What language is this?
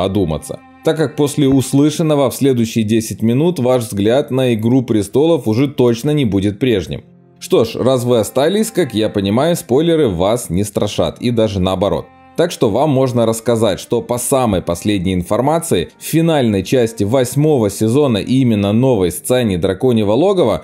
Russian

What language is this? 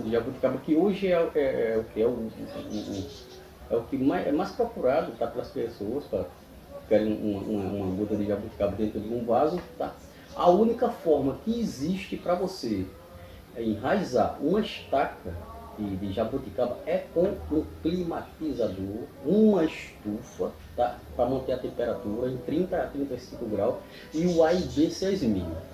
Portuguese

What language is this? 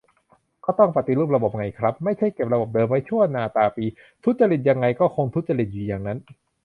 Thai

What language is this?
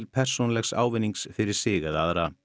Icelandic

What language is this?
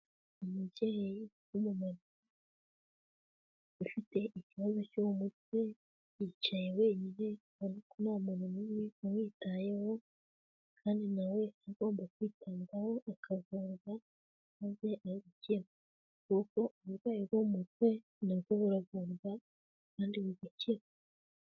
Kinyarwanda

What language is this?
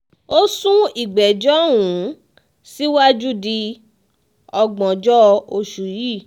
Yoruba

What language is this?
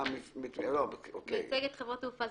Hebrew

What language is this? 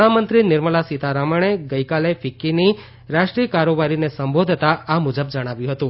Gujarati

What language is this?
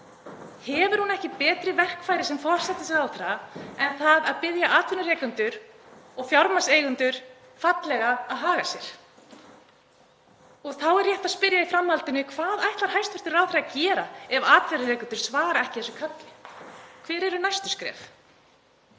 Icelandic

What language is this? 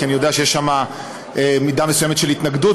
Hebrew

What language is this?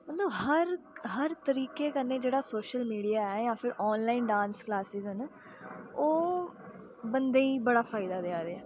Dogri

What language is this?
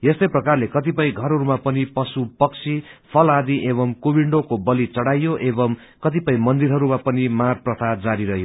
Nepali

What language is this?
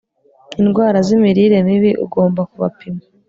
Kinyarwanda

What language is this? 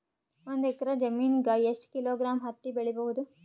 Kannada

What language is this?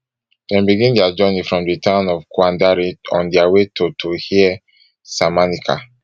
Nigerian Pidgin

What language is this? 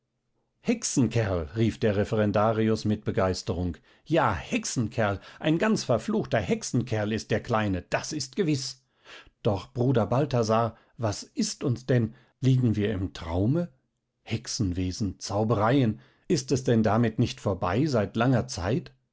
German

